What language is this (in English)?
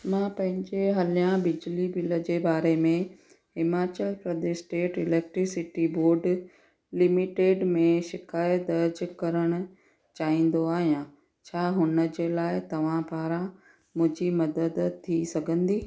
Sindhi